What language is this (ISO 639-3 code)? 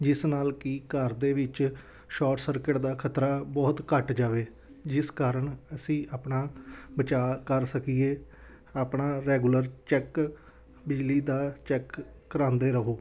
pan